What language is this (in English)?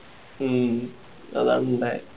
Malayalam